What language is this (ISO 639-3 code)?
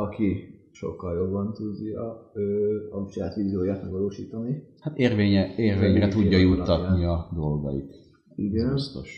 hun